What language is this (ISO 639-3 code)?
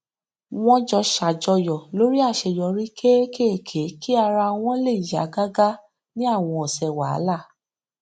yor